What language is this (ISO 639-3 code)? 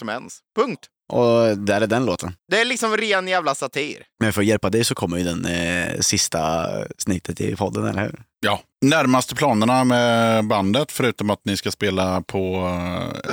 swe